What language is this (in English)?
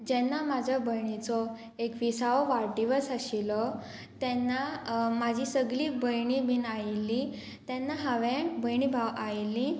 Konkani